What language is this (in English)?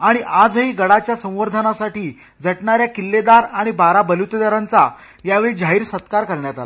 Marathi